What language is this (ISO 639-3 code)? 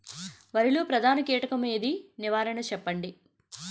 tel